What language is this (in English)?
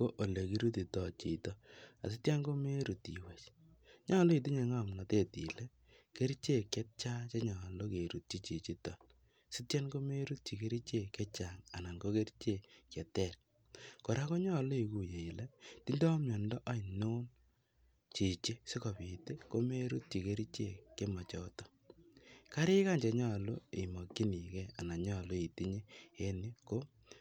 Kalenjin